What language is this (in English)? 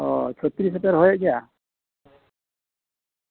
Santali